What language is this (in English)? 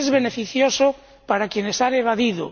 Spanish